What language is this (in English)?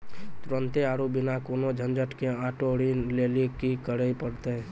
Maithili